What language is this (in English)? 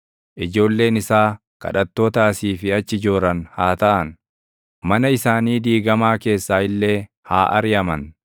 Oromo